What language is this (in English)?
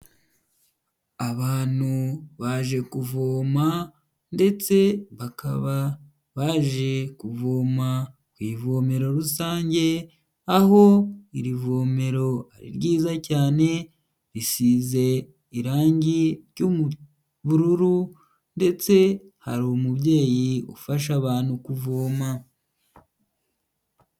Kinyarwanda